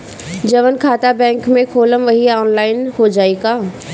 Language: Bhojpuri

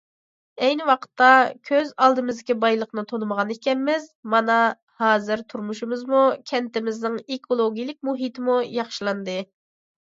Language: Uyghur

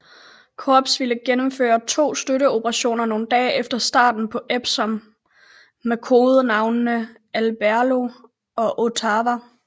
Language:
Danish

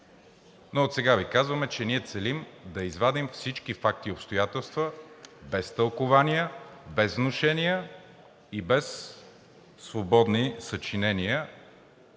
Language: Bulgarian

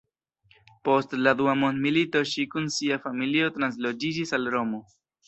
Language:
Esperanto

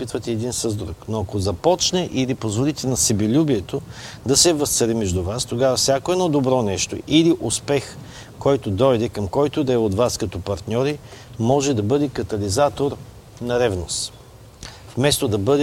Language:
Bulgarian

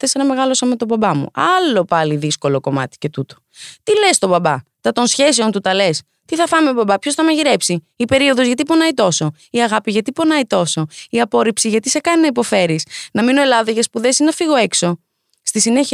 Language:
Greek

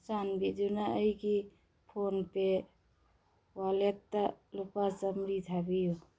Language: Manipuri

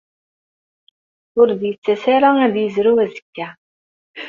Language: Kabyle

